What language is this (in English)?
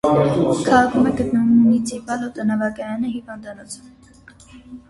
Armenian